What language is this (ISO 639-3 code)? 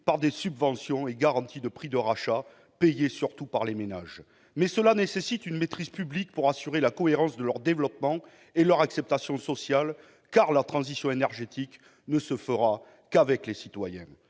fra